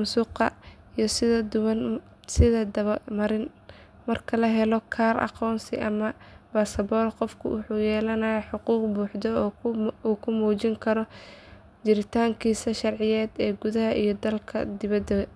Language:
Somali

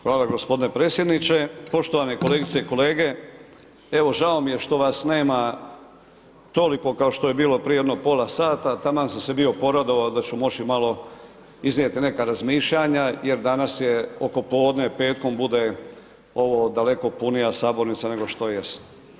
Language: Croatian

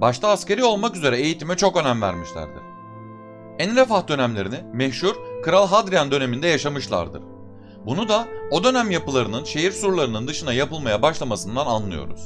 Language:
Turkish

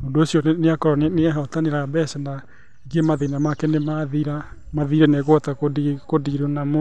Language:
Kikuyu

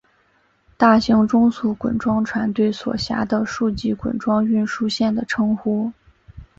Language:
Chinese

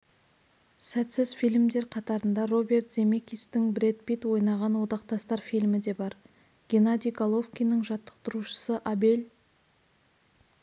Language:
Kazakh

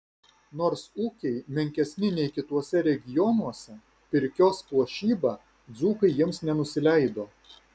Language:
Lithuanian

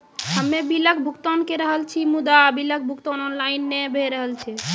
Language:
Maithili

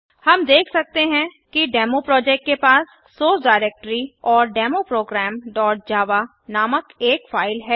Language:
Hindi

